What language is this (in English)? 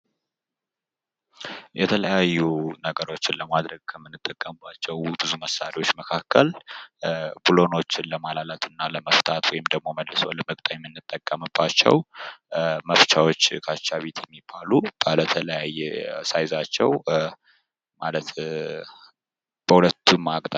Amharic